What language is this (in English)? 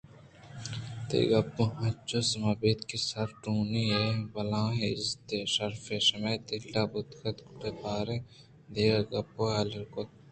Eastern Balochi